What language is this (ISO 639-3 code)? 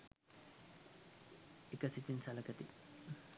sin